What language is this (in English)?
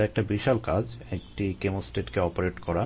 Bangla